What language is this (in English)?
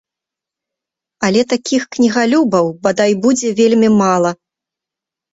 Belarusian